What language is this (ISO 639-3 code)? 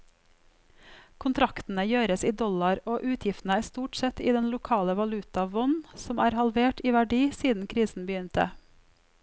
nor